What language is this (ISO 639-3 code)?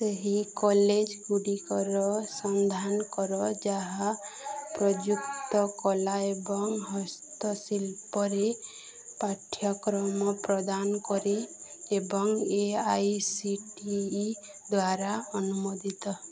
ori